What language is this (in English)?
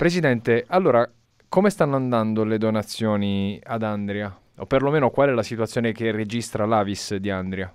Italian